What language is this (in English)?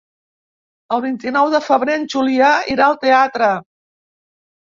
Catalan